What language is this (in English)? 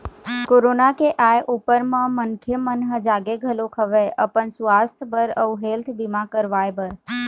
Chhattisgarhi